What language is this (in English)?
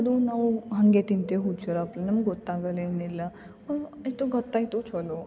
Kannada